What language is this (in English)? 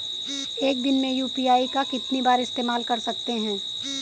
Hindi